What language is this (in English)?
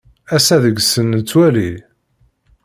Kabyle